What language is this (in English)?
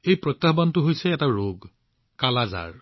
Assamese